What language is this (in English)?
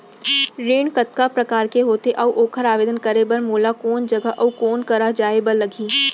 Chhattisgarhi